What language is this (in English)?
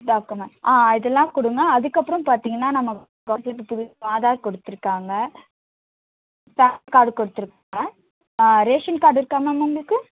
Tamil